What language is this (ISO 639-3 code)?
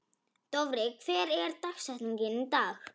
isl